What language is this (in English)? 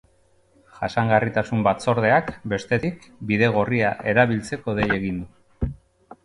Basque